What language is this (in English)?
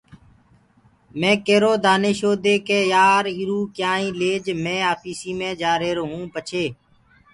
Gurgula